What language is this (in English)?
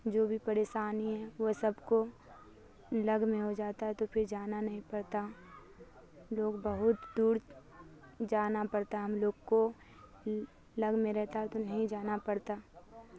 Urdu